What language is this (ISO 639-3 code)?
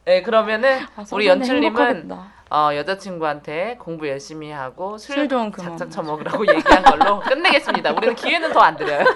kor